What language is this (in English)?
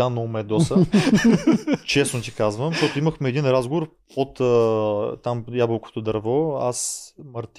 Bulgarian